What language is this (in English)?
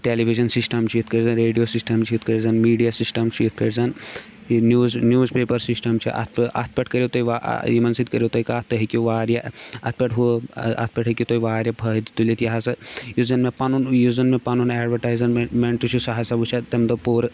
Kashmiri